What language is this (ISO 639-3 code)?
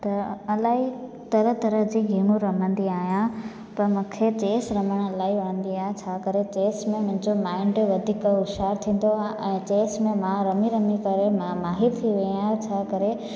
snd